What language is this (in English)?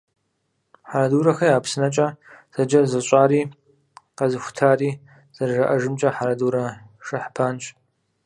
Kabardian